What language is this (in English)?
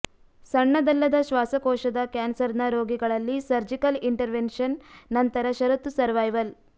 Kannada